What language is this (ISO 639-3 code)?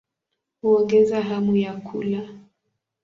swa